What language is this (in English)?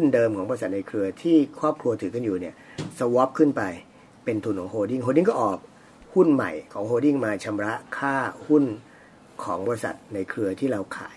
Thai